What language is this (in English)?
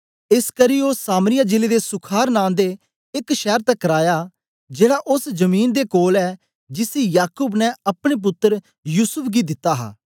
Dogri